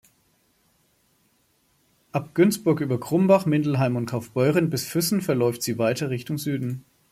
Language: German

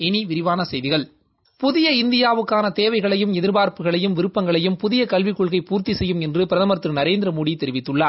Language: Tamil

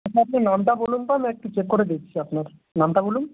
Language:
Bangla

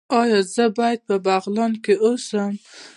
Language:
Pashto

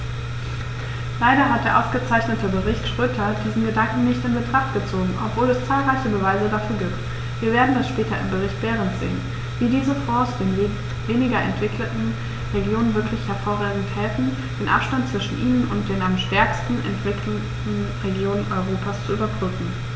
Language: German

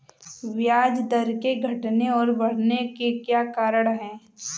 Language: Hindi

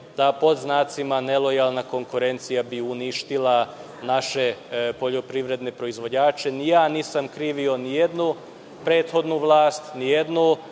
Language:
Serbian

